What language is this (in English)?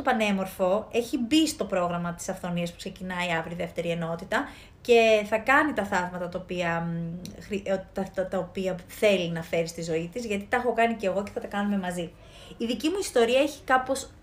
Greek